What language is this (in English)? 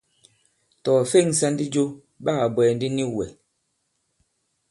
Bankon